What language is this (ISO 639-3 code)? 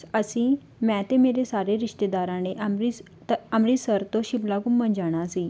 pan